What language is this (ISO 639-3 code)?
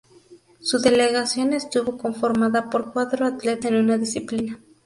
spa